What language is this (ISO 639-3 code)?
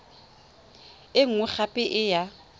tsn